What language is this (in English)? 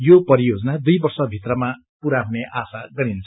Nepali